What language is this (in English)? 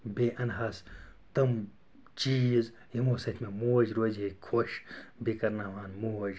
Kashmiri